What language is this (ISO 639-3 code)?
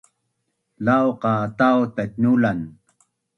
bnn